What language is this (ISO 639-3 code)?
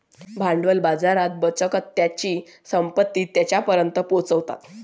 mar